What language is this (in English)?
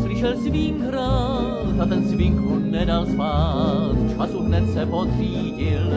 Czech